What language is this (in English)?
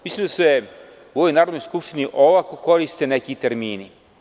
Serbian